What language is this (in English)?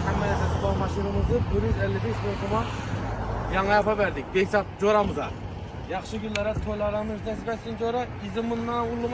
Turkish